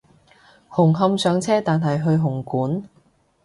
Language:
Cantonese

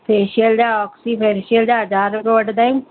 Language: Sindhi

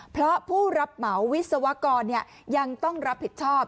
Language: Thai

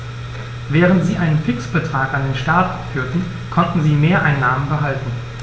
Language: German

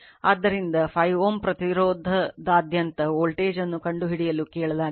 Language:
Kannada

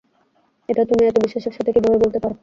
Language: Bangla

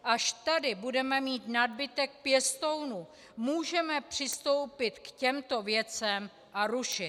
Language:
Czech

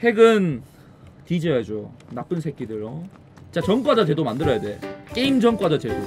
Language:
Korean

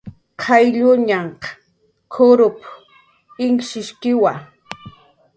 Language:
Jaqaru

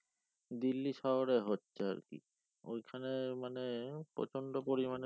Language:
Bangla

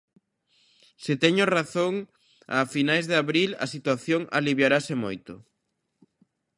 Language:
Galician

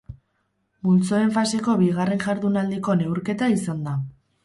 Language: Basque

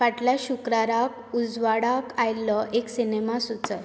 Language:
Konkani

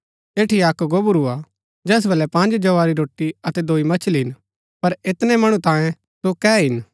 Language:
Gaddi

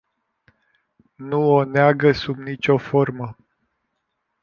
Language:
Romanian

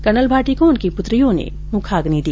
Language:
Hindi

